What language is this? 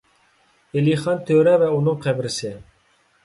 Uyghur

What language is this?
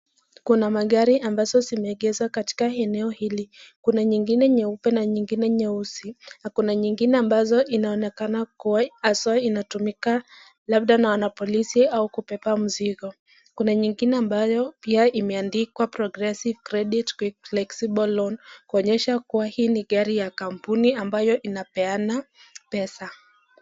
Swahili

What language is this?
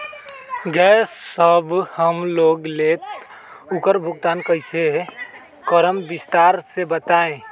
Magahi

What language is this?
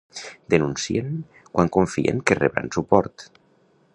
Catalan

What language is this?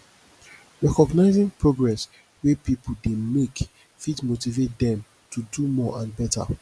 Nigerian Pidgin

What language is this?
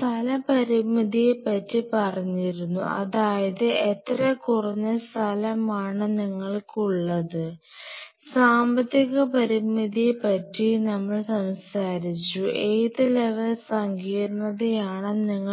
Malayalam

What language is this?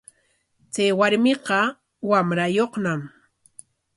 Corongo Ancash Quechua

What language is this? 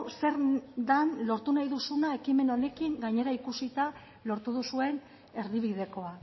Basque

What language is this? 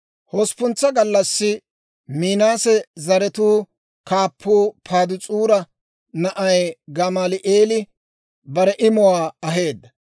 Dawro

